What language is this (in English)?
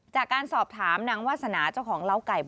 Thai